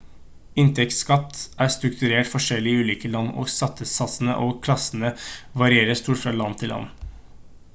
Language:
Norwegian Bokmål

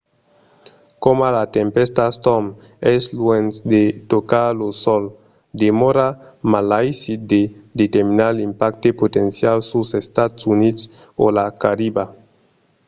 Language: Occitan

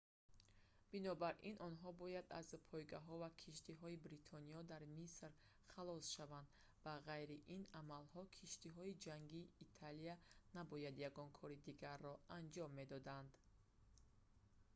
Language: Tajik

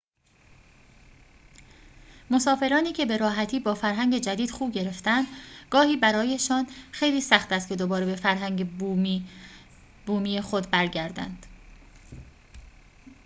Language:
Persian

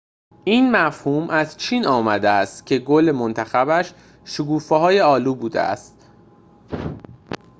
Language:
Persian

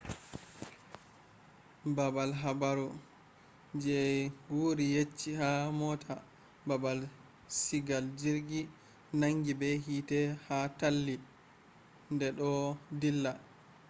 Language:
Fula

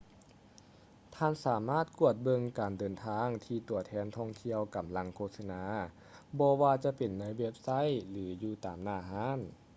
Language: Lao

